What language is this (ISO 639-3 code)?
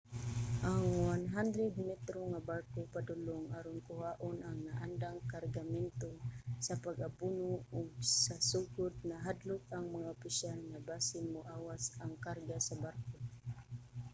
ceb